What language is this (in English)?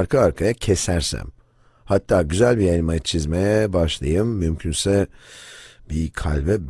Turkish